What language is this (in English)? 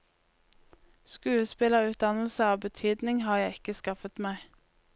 Norwegian